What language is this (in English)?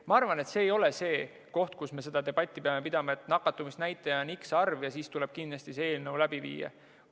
Estonian